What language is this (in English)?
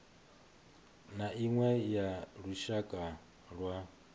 Venda